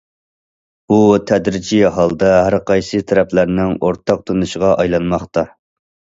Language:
Uyghur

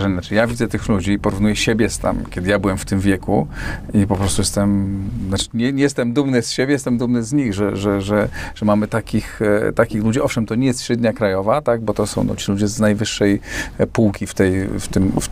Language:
Polish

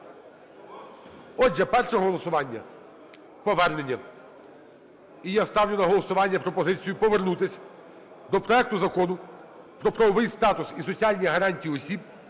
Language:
Ukrainian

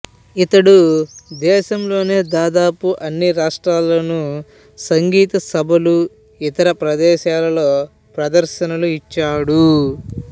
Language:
Telugu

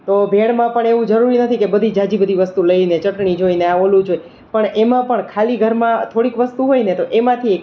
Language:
Gujarati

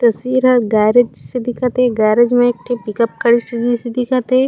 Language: Chhattisgarhi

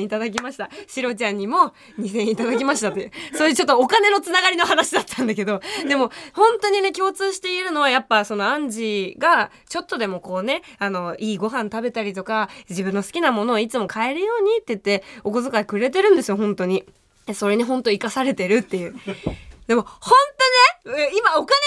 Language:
Japanese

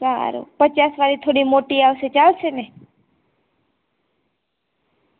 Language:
Gujarati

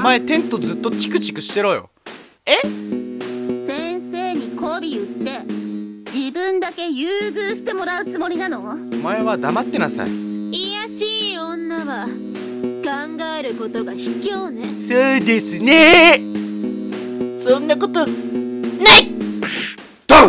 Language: Japanese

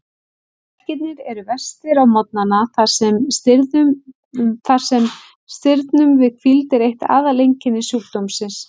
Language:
Icelandic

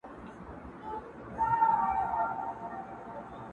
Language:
Pashto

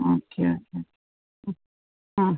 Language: Malayalam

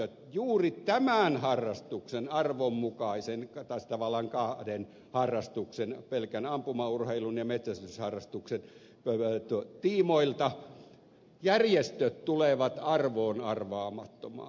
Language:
Finnish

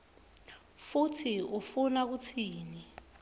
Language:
Swati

